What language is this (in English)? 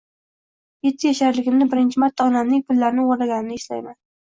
Uzbek